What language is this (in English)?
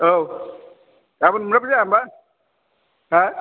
Bodo